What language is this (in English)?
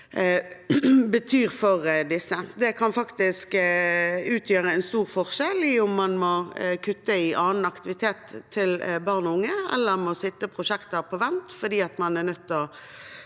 Norwegian